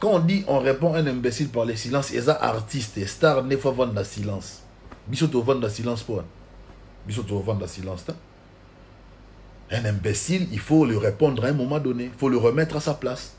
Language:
French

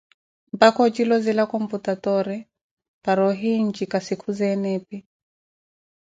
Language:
Koti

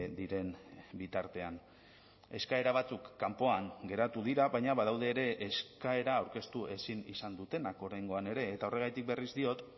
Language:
Basque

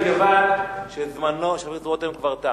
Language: Hebrew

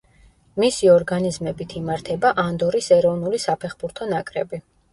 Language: Georgian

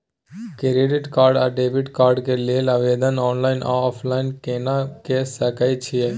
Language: Maithili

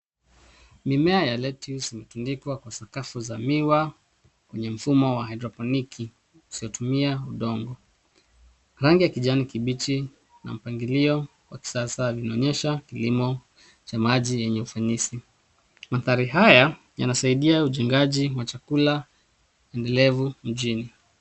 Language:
Swahili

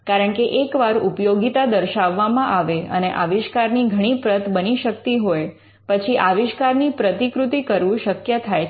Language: Gujarati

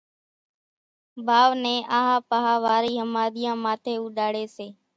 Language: Kachi Koli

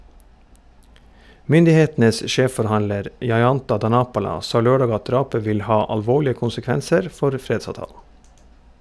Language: Norwegian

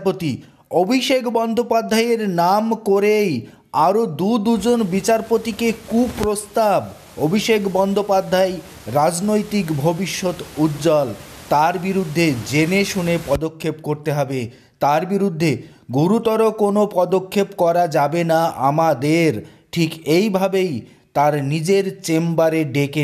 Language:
Bangla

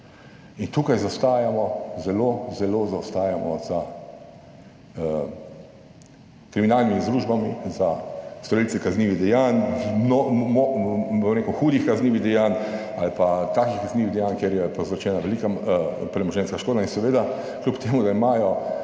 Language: Slovenian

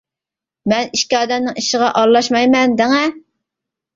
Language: Uyghur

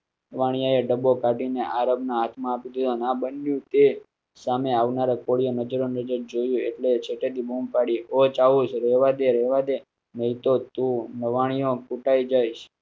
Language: Gujarati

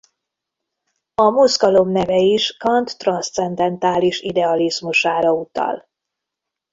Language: Hungarian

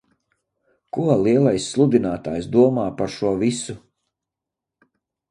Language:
Latvian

